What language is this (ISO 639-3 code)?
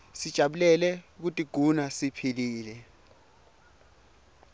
ssw